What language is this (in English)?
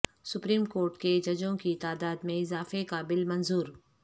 Urdu